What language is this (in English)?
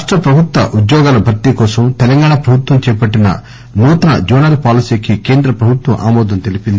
Telugu